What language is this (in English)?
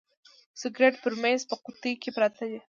Pashto